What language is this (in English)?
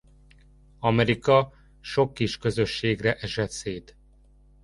Hungarian